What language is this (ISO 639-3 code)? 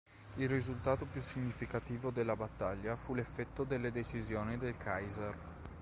ita